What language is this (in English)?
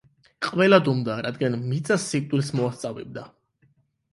Georgian